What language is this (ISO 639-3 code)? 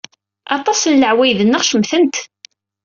kab